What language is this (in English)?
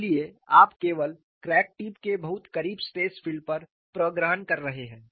Hindi